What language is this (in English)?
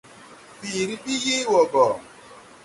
Tupuri